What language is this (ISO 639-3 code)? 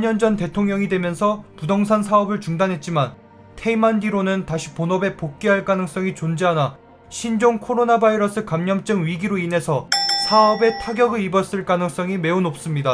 kor